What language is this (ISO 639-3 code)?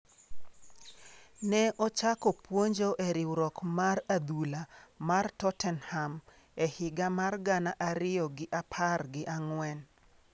luo